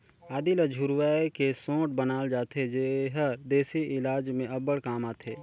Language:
Chhattisgarhi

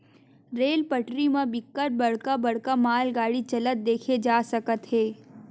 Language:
Chhattisgarhi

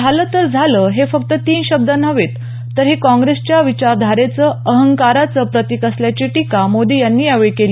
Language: Marathi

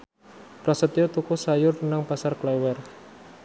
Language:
Javanese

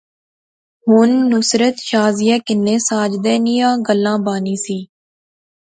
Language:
Pahari-Potwari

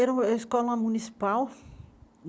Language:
Portuguese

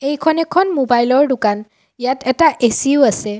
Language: Assamese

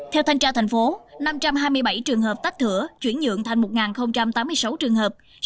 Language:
Vietnamese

